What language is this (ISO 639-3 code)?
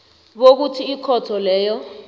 nbl